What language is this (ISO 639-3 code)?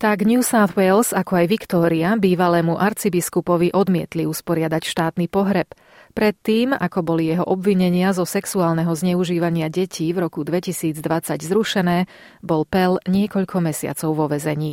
slk